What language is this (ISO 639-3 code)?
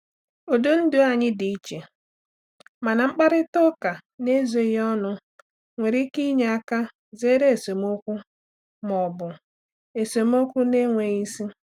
ibo